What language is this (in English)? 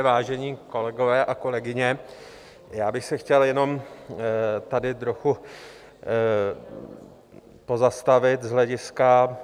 Czech